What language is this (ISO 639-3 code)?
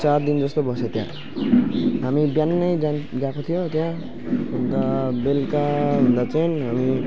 nep